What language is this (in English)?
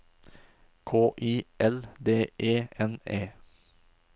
Norwegian